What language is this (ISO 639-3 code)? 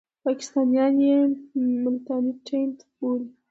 pus